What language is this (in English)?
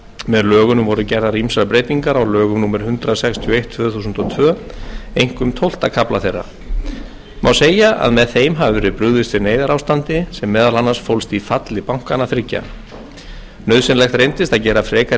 Icelandic